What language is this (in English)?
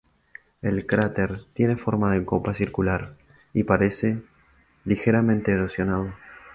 Spanish